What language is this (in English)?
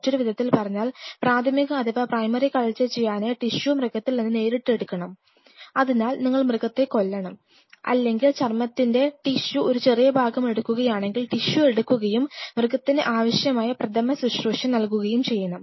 Malayalam